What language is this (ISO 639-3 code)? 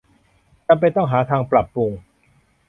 tha